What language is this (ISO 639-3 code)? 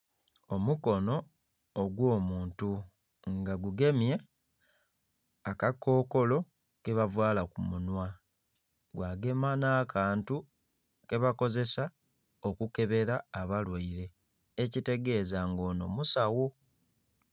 xog